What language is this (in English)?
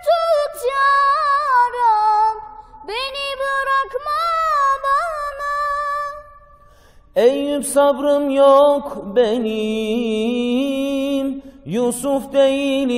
Turkish